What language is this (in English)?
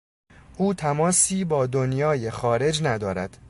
Persian